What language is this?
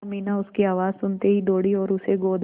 Hindi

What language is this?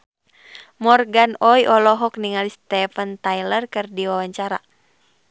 Sundanese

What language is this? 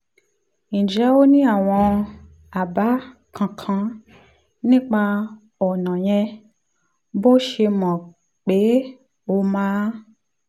Yoruba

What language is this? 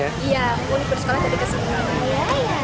Indonesian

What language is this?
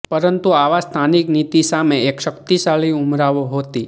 Gujarati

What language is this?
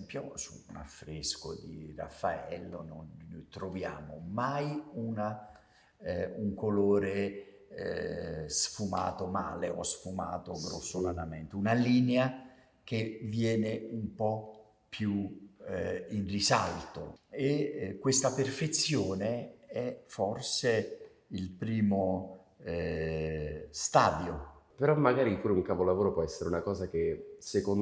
Italian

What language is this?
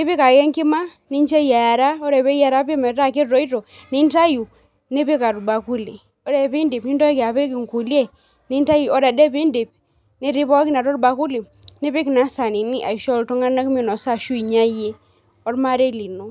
Masai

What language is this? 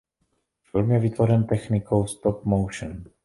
Czech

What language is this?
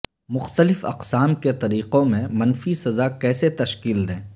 Urdu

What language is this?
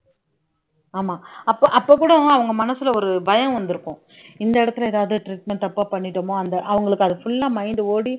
Tamil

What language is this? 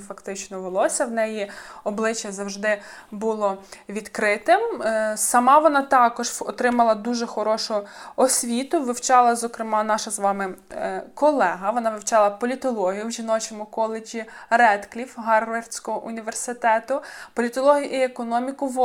Ukrainian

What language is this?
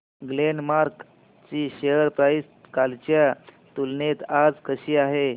Marathi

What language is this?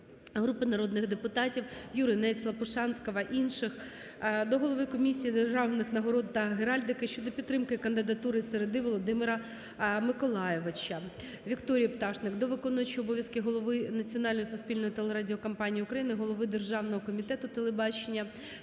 Ukrainian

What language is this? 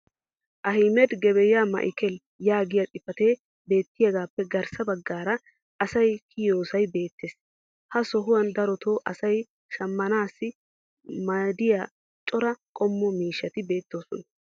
Wolaytta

